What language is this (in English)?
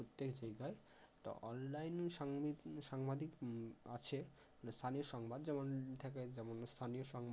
Bangla